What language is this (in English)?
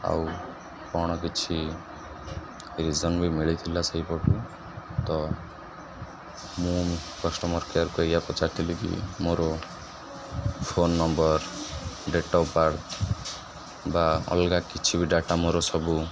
Odia